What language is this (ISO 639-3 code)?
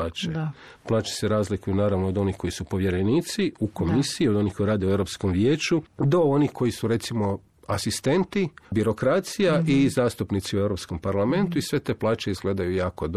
hrv